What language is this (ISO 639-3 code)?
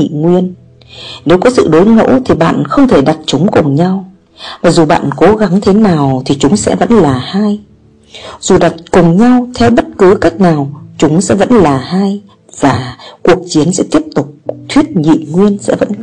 vie